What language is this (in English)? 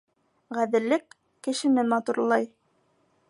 Bashkir